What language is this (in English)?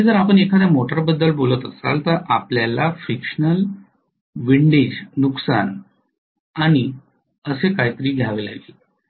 Marathi